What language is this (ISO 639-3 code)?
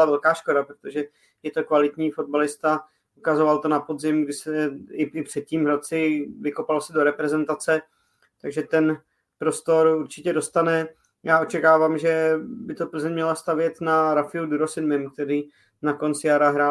ces